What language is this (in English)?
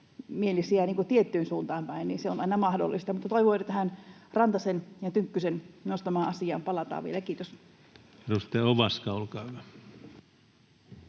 Finnish